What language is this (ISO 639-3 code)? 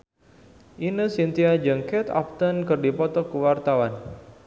sun